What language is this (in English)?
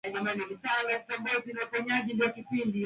Swahili